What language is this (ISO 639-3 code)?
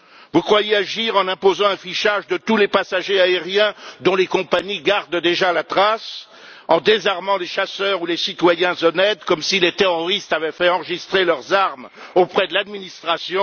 fra